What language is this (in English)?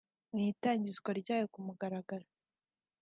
Kinyarwanda